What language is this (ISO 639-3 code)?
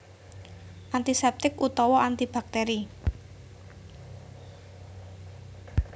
jav